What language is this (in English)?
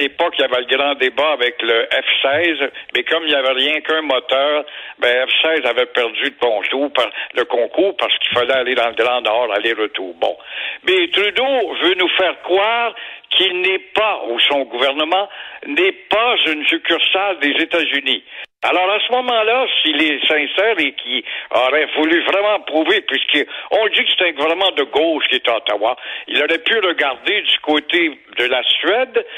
French